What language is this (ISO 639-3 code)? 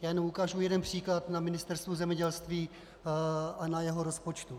ces